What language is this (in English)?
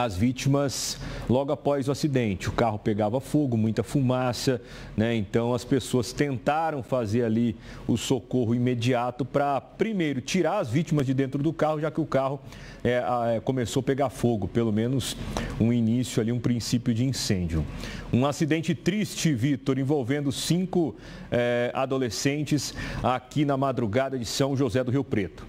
Portuguese